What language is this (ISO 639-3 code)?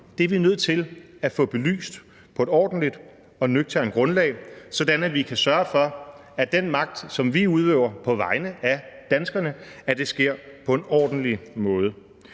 dan